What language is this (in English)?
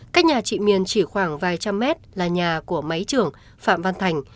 Vietnamese